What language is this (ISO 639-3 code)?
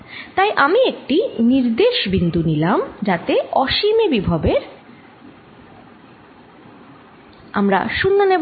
ben